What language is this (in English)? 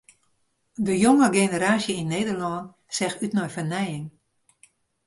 Western Frisian